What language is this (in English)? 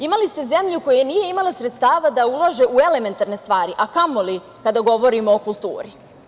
Serbian